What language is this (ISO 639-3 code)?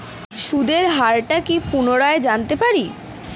ben